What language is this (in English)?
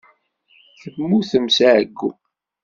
Kabyle